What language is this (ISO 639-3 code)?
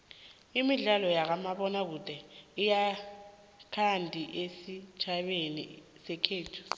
nbl